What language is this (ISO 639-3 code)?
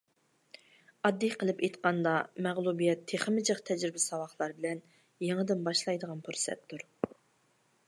uig